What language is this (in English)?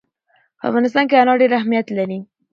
Pashto